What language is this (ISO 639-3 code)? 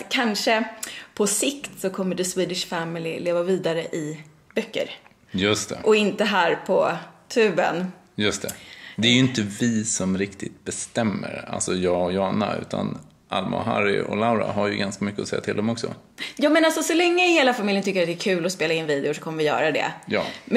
swe